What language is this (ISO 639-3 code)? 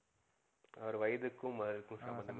tam